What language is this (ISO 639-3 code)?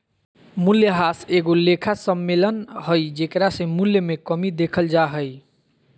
mag